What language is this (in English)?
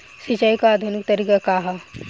Bhojpuri